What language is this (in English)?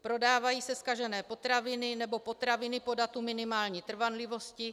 Czech